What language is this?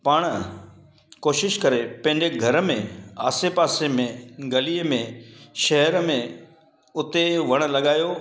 Sindhi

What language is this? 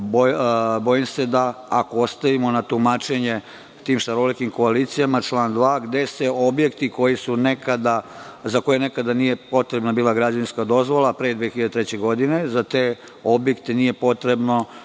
Serbian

